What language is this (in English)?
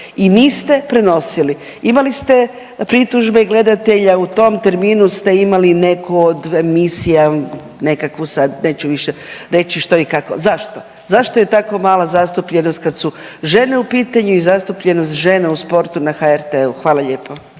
Croatian